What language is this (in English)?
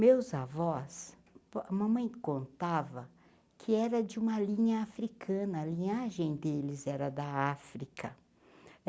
Portuguese